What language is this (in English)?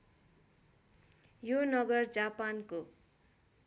Nepali